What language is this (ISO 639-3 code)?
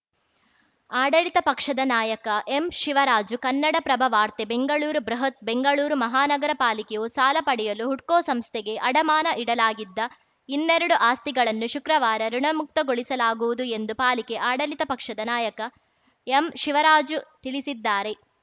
kan